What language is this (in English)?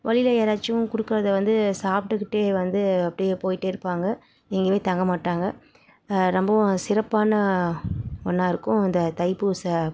Tamil